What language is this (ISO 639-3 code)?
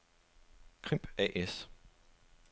dan